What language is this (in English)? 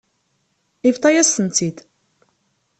Kabyle